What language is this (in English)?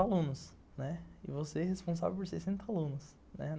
Portuguese